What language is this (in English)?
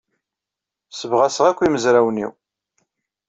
Kabyle